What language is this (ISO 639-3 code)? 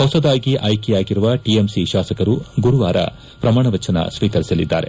kan